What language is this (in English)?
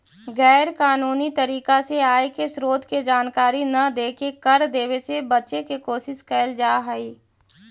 Magahi